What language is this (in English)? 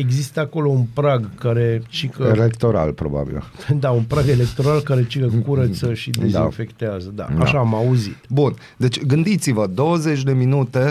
Romanian